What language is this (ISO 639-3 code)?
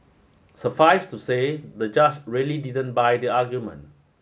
eng